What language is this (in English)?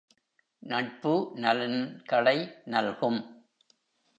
Tamil